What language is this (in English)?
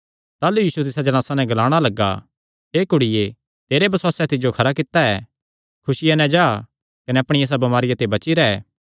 Kangri